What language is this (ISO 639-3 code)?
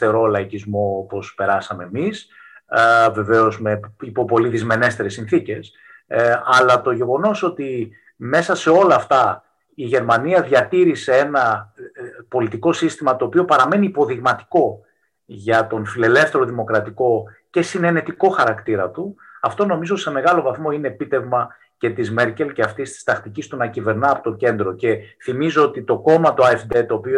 ell